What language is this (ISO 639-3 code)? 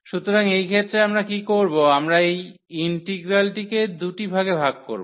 ben